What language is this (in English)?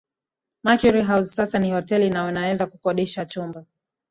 Swahili